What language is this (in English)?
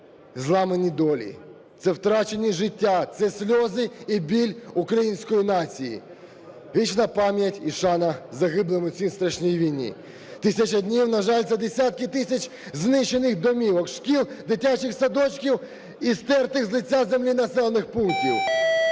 Ukrainian